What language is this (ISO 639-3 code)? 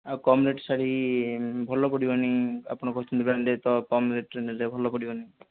ori